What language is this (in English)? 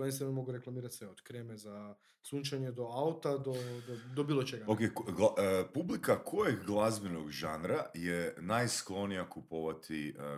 Croatian